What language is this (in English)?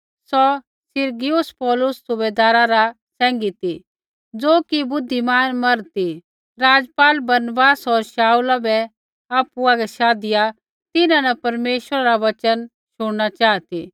Kullu Pahari